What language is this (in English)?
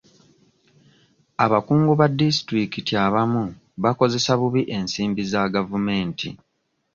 Ganda